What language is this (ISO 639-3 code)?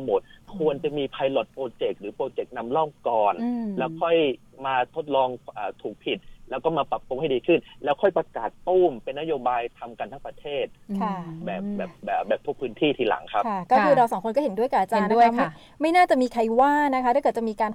tha